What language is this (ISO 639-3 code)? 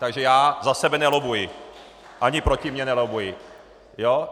ces